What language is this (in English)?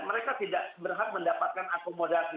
Indonesian